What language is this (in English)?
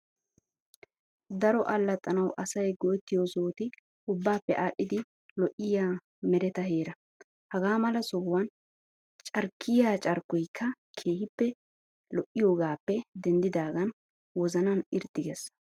Wolaytta